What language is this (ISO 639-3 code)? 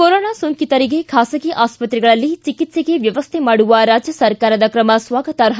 kan